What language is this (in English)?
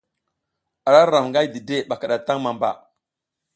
South Giziga